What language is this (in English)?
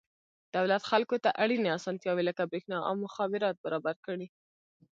Pashto